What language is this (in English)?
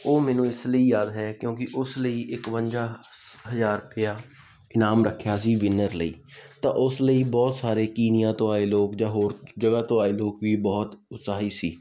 Punjabi